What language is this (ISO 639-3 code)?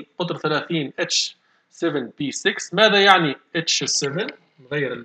ara